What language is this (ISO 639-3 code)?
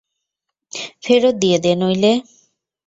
ben